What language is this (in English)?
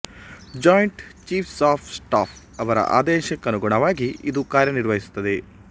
Kannada